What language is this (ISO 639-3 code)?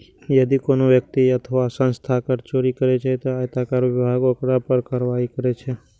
mai